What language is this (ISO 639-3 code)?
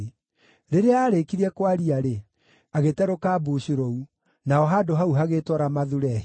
kik